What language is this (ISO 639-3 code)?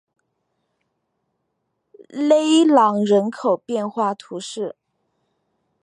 zho